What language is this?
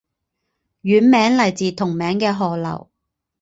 Chinese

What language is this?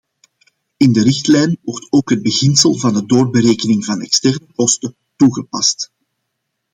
Dutch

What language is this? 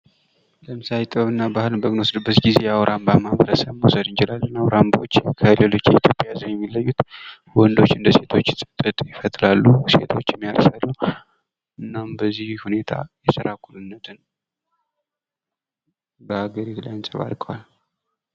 Amharic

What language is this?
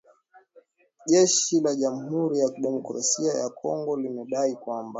Swahili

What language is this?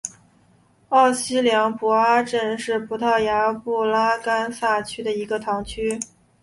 Chinese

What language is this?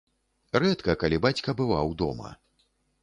Belarusian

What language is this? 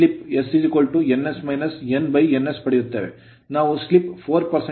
Kannada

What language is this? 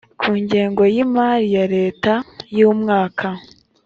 Kinyarwanda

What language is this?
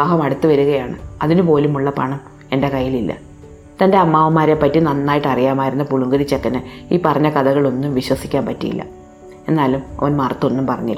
Malayalam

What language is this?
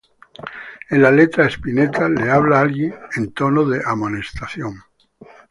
Spanish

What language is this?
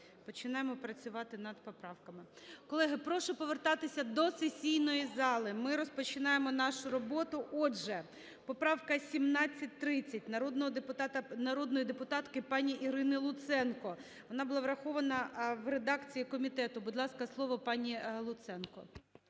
Ukrainian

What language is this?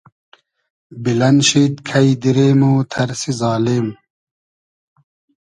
Hazaragi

